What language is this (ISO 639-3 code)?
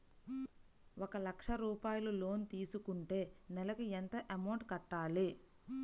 tel